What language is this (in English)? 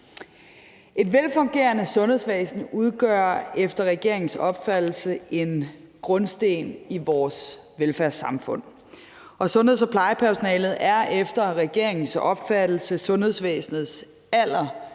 Danish